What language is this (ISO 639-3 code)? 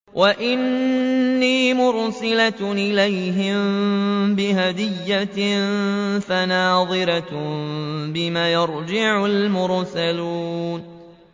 ara